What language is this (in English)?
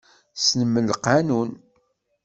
Kabyle